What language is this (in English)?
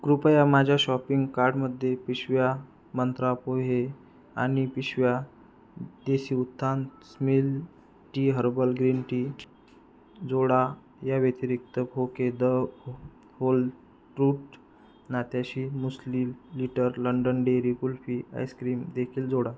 Marathi